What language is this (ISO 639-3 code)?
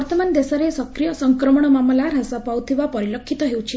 ori